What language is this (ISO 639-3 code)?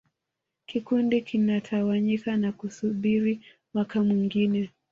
swa